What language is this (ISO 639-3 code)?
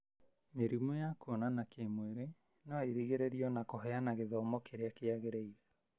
kik